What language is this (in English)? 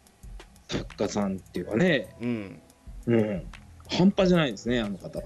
Japanese